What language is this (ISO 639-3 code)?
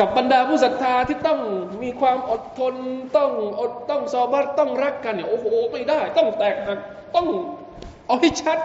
tha